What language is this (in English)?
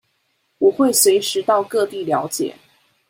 Chinese